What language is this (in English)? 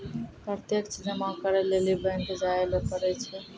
Maithili